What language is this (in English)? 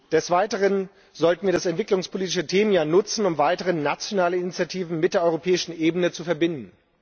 German